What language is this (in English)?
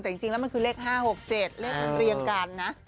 Thai